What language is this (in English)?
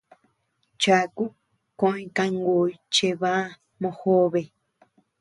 Tepeuxila Cuicatec